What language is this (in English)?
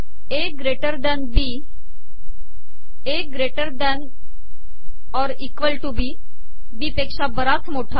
Marathi